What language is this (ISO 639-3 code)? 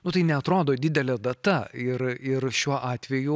lit